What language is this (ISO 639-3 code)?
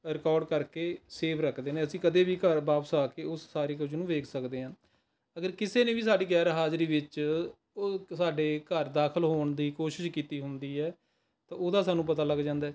pan